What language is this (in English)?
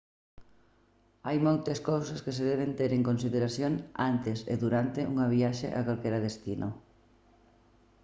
Galician